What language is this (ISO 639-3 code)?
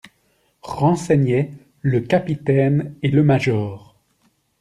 fra